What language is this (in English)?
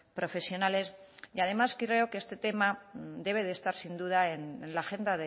Spanish